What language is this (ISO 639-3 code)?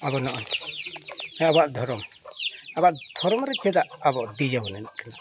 sat